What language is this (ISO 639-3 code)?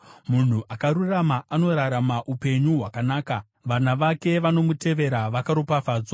sna